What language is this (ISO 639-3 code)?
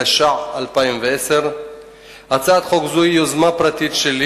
heb